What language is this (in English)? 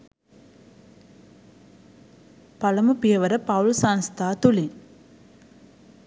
Sinhala